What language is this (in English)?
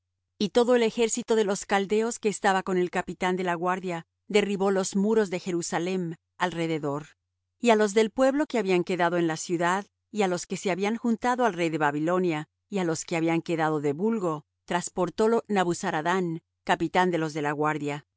Spanish